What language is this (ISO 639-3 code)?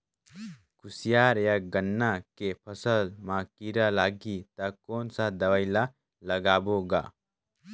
hne